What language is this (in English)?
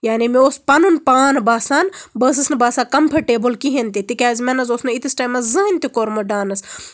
Kashmiri